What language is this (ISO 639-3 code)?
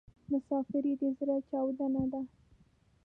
pus